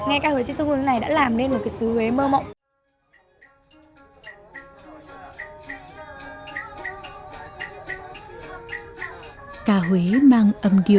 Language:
Vietnamese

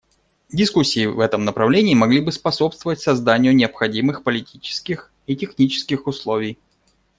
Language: Russian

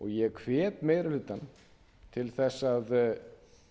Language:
Icelandic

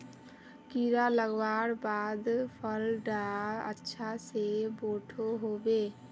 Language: Magahi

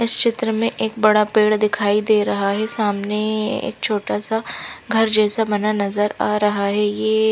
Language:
Hindi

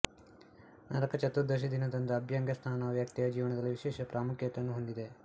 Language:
Kannada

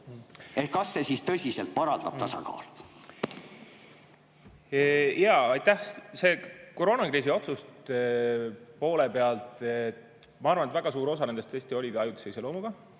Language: Estonian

